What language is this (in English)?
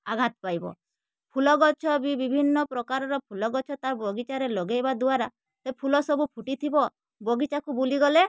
Odia